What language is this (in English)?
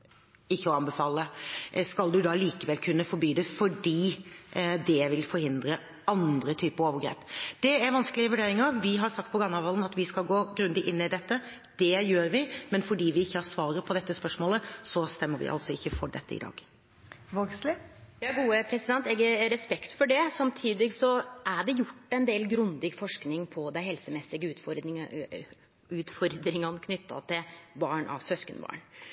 Norwegian